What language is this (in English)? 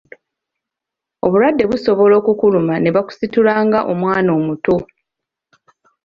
Ganda